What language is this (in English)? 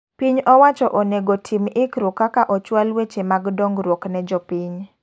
Luo (Kenya and Tanzania)